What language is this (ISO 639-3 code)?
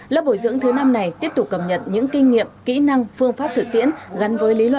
vie